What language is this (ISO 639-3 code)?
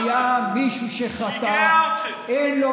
heb